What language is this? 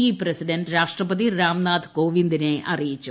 Malayalam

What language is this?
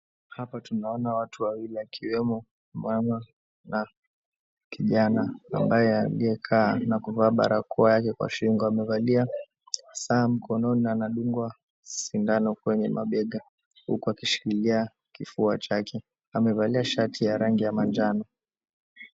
Swahili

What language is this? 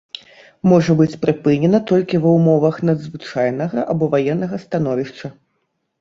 Belarusian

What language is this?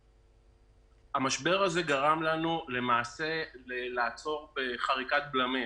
Hebrew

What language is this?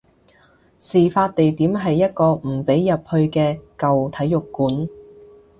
Cantonese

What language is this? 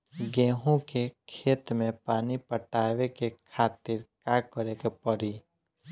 Bhojpuri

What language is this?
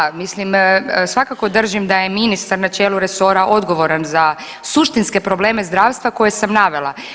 Croatian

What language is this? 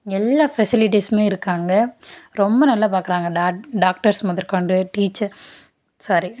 Tamil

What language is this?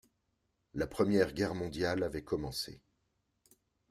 French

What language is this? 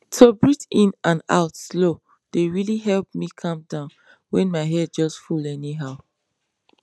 Nigerian Pidgin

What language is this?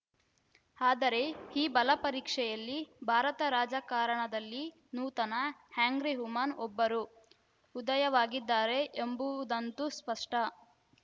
Kannada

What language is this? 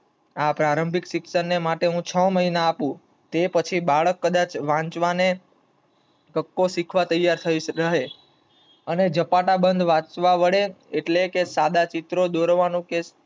Gujarati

